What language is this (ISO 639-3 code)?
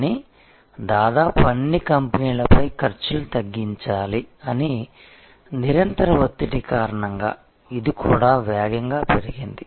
tel